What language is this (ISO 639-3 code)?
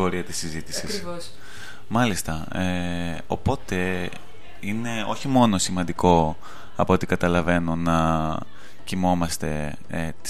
ell